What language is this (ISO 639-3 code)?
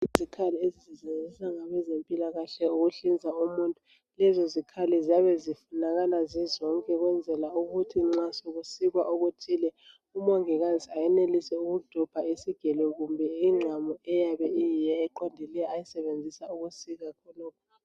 nde